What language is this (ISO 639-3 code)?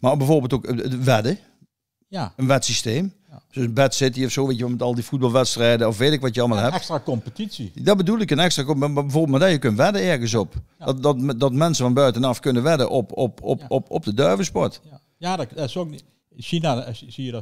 nld